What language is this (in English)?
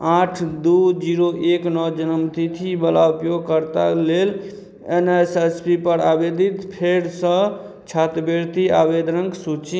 Maithili